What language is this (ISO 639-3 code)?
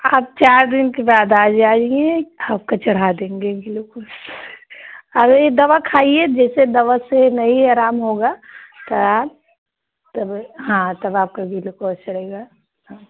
hin